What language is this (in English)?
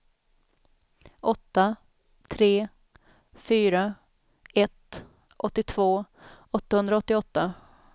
Swedish